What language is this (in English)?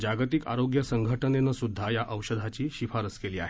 Marathi